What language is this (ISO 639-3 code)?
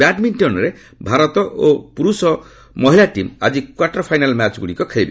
ori